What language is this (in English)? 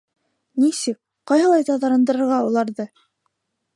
Bashkir